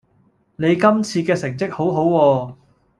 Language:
Cantonese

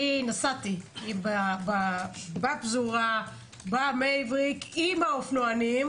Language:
Hebrew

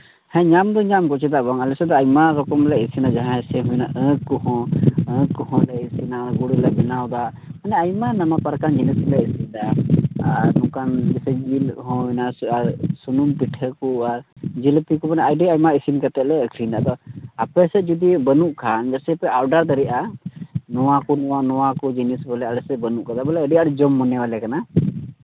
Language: Santali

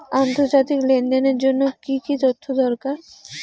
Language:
Bangla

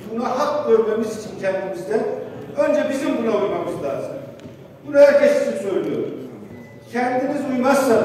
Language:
Turkish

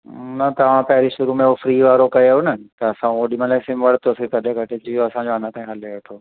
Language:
Sindhi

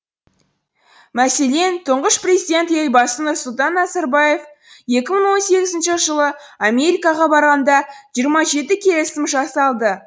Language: Kazakh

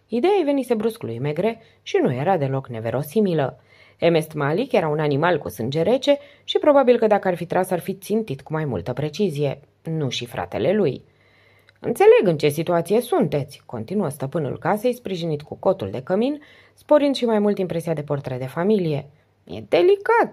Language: Romanian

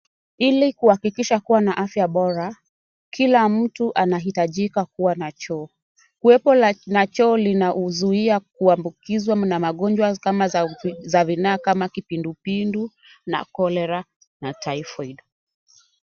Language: Swahili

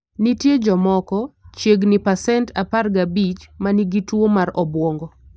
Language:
Luo (Kenya and Tanzania)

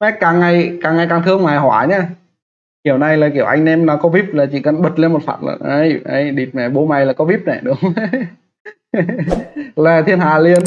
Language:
Vietnamese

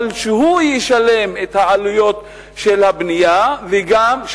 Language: Hebrew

